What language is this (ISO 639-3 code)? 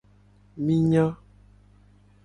gej